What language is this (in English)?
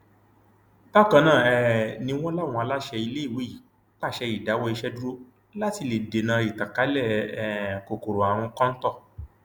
Yoruba